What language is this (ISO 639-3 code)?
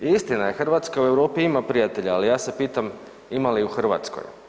hrv